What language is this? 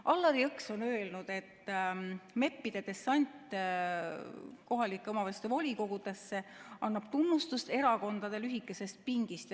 Estonian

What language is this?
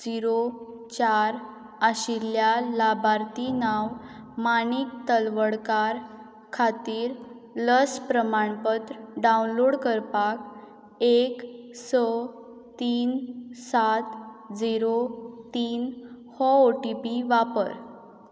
Konkani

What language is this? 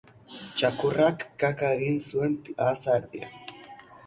Basque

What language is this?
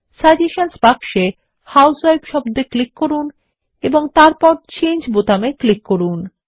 Bangla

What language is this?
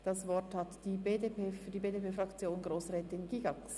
Swiss German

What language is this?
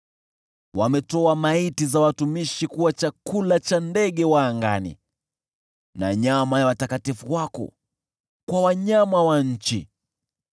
Swahili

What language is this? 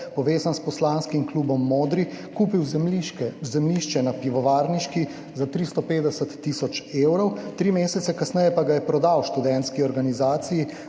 Slovenian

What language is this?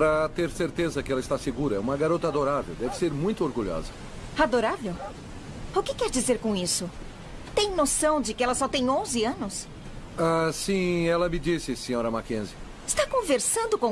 Portuguese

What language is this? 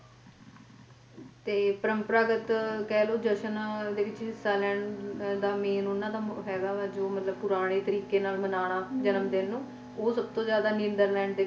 Punjabi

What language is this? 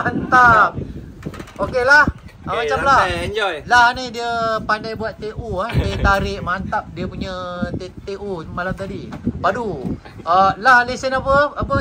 Malay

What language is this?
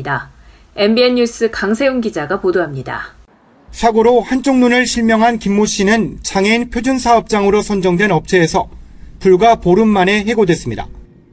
Korean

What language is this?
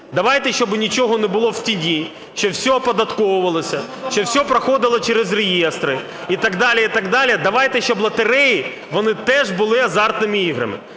Ukrainian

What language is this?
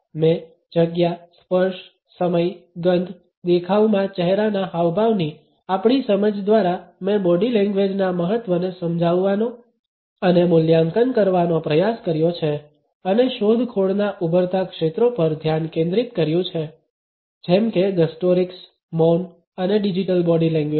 Gujarati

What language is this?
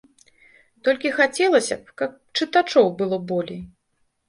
Belarusian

